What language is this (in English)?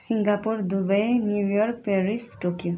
Nepali